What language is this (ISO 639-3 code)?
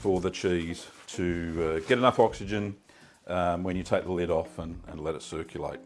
eng